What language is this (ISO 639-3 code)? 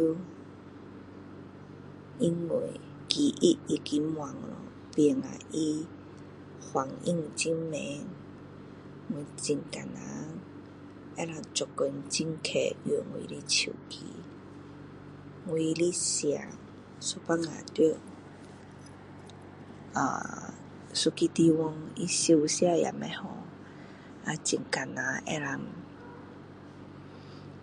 cdo